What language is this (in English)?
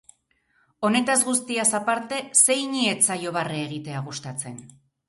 Basque